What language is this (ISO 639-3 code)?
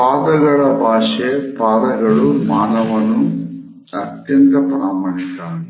kan